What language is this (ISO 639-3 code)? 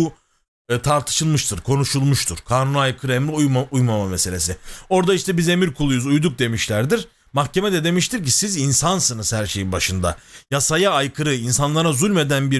tur